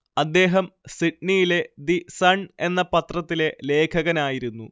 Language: Malayalam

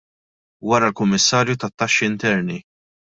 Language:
Maltese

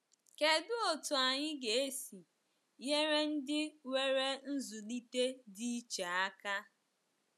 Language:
Igbo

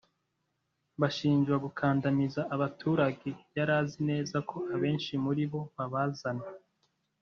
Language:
Kinyarwanda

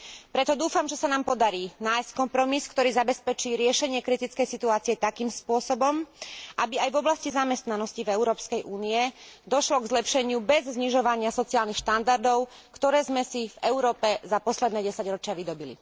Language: Slovak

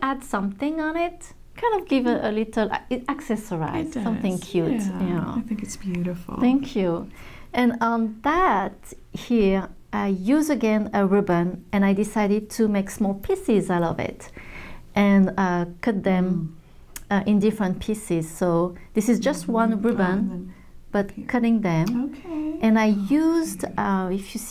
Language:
English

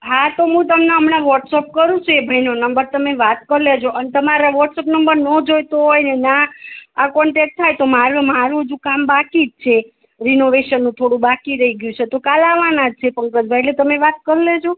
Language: Gujarati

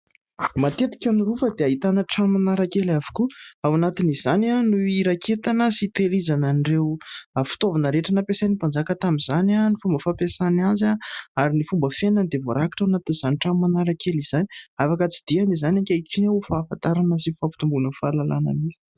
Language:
Malagasy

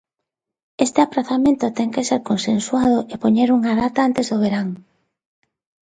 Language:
Galician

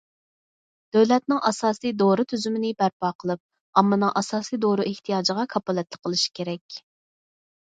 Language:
Uyghur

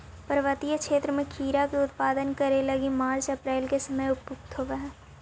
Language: Magahi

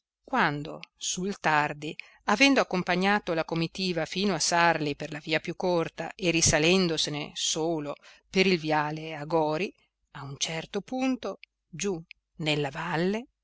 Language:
Italian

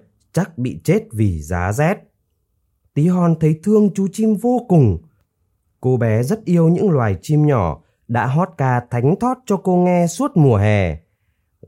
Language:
Vietnamese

